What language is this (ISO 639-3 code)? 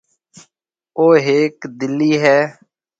mve